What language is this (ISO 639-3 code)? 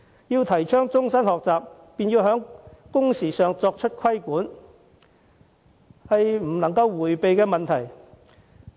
yue